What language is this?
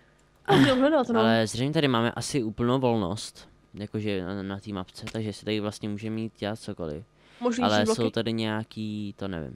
Czech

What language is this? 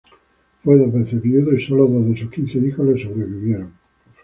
Spanish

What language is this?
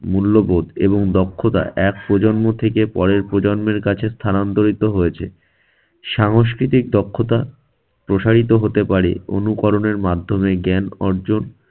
Bangla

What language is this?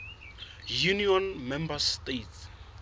Southern Sotho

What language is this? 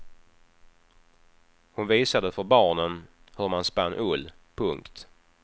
Swedish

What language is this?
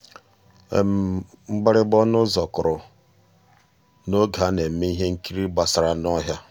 Igbo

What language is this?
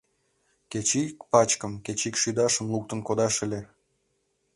Mari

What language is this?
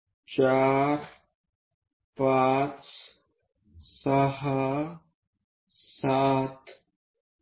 Marathi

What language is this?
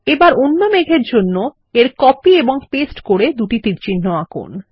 Bangla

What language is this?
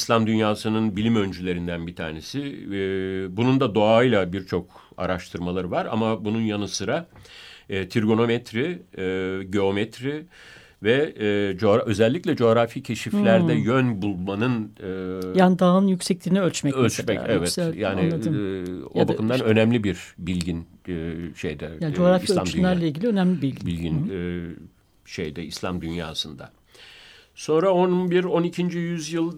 Turkish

